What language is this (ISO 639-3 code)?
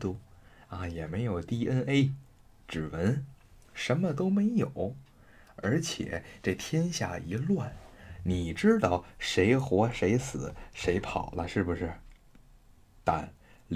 zho